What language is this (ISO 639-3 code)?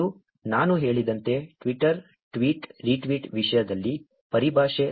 kan